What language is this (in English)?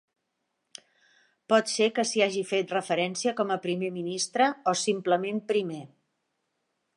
Catalan